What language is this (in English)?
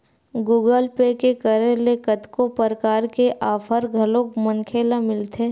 Chhattisgarhi